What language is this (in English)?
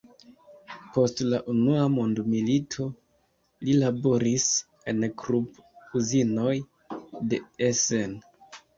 Esperanto